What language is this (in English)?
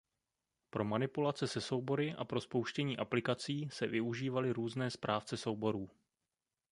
Czech